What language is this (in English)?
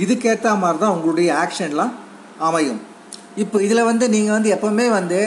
Tamil